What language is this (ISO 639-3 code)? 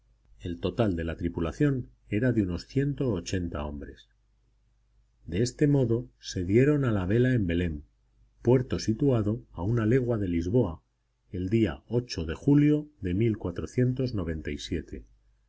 spa